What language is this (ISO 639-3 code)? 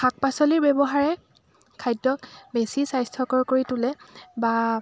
asm